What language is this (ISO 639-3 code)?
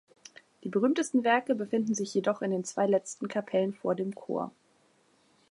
deu